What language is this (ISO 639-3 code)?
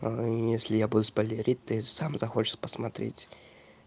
rus